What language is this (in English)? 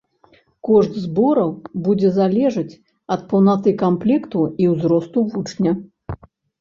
Belarusian